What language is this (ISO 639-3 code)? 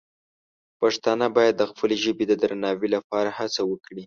pus